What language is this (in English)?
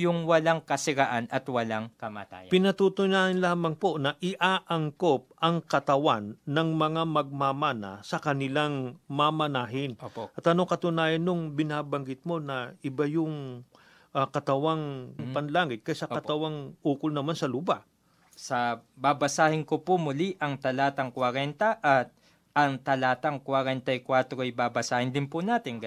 Filipino